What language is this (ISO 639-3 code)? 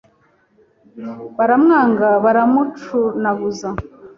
kin